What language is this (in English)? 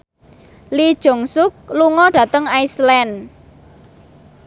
Javanese